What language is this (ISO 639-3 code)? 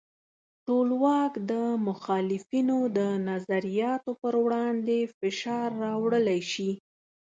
pus